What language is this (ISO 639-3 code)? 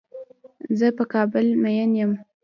pus